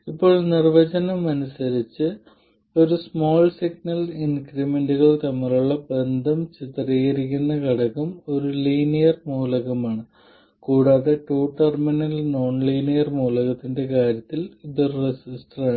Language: Malayalam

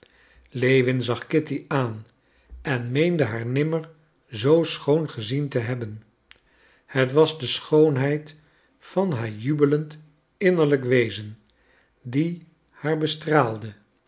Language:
Dutch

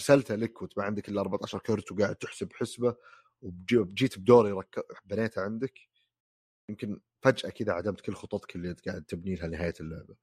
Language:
Arabic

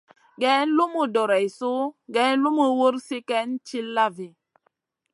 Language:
Masana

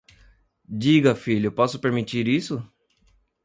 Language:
Portuguese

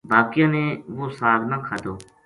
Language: Gujari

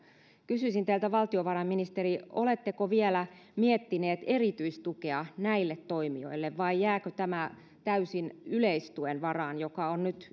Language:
Finnish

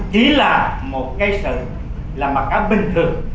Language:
Vietnamese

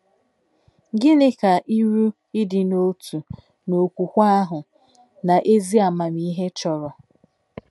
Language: Igbo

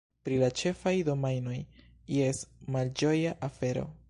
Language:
Esperanto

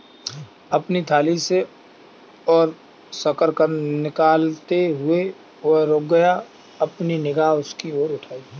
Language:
Hindi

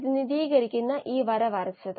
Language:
Malayalam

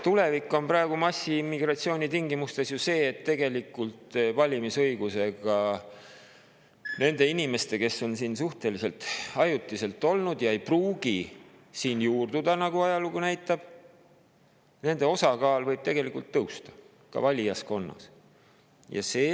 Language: Estonian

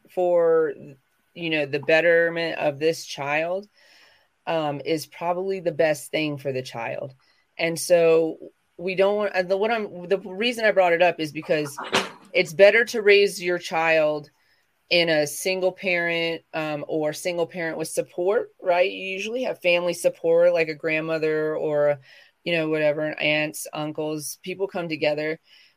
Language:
English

